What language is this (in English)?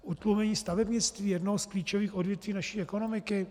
Czech